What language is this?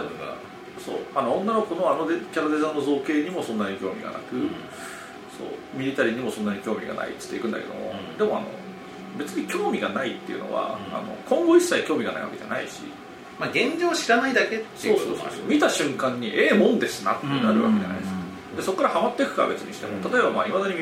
Japanese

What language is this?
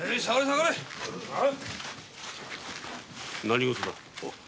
Japanese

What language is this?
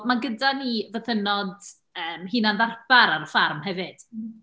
Welsh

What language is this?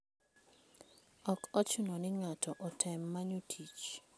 Luo (Kenya and Tanzania)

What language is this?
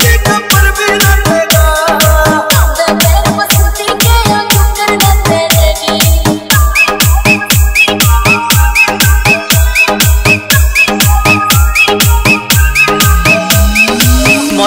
Arabic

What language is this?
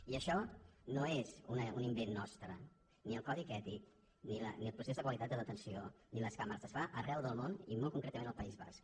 Catalan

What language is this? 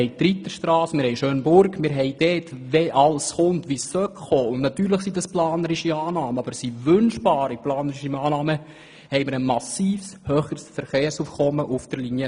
Swiss German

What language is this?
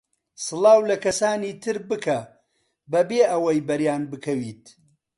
Central Kurdish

